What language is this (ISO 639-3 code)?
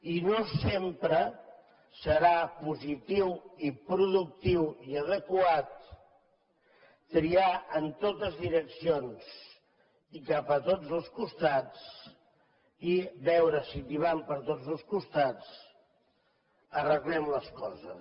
cat